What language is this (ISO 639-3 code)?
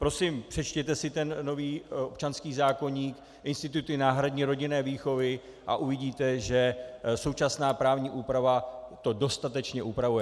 ces